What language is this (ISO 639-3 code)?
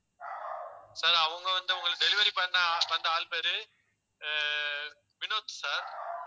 tam